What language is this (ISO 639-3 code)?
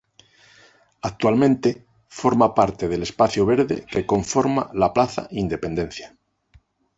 spa